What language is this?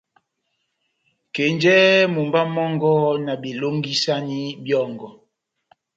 Batanga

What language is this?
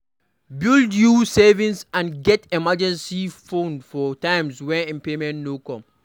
Nigerian Pidgin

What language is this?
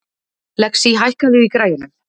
Icelandic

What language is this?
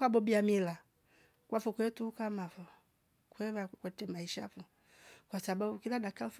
Rombo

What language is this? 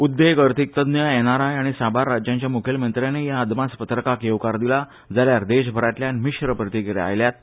Konkani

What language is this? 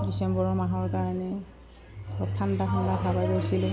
Assamese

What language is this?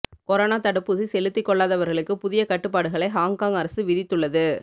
Tamil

